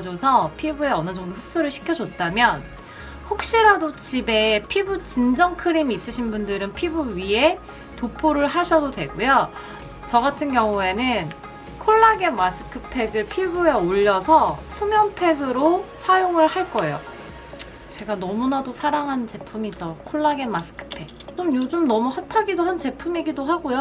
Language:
Korean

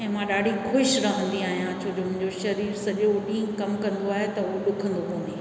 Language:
Sindhi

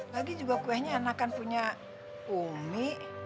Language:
Indonesian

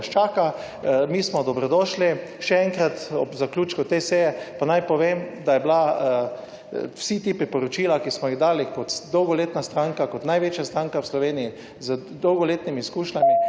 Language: Slovenian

